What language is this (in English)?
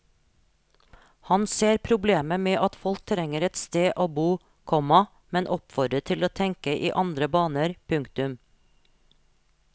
Norwegian